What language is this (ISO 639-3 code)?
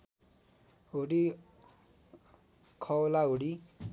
nep